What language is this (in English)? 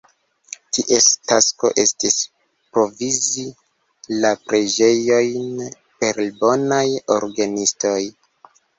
Esperanto